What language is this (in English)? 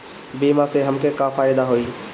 Bhojpuri